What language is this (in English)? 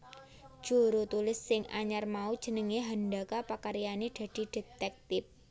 Javanese